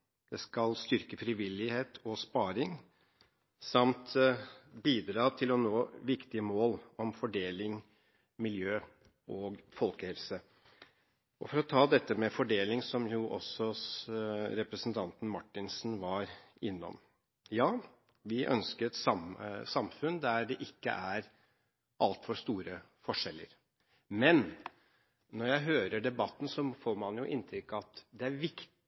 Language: Norwegian Bokmål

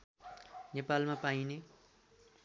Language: Nepali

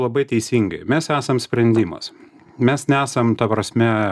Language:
Lithuanian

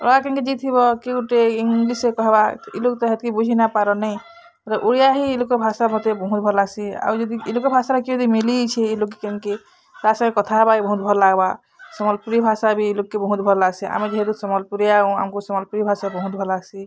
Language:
Odia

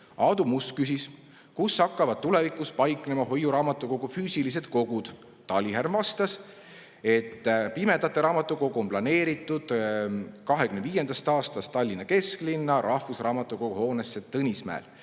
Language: Estonian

